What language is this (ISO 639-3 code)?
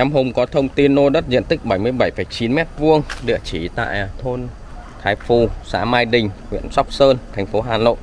vie